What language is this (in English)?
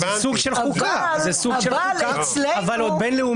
Hebrew